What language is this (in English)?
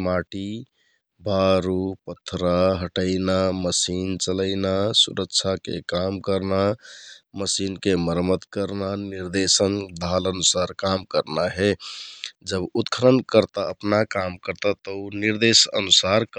Kathoriya Tharu